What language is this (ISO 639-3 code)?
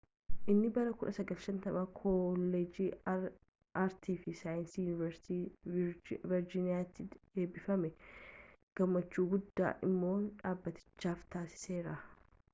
orm